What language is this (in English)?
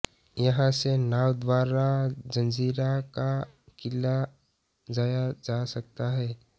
Hindi